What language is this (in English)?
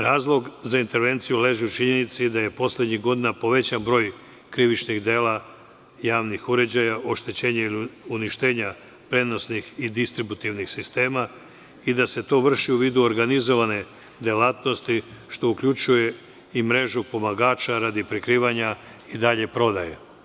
Serbian